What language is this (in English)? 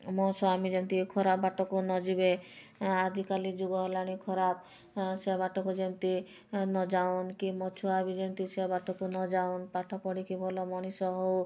Odia